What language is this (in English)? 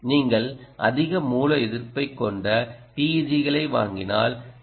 Tamil